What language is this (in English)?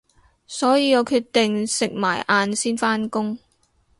Cantonese